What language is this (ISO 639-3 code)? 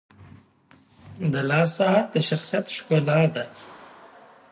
pus